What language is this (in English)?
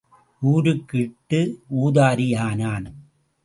Tamil